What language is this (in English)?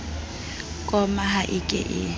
Southern Sotho